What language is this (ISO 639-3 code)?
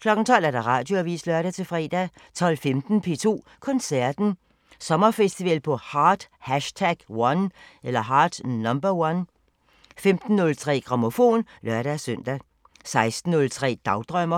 dan